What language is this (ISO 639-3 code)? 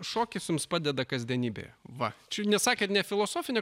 lit